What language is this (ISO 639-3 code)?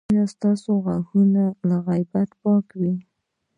pus